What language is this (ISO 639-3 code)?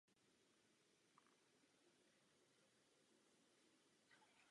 ces